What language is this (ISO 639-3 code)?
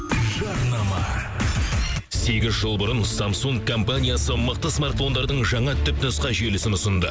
kaz